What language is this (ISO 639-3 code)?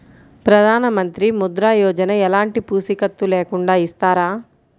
tel